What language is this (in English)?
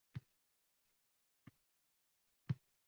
Uzbek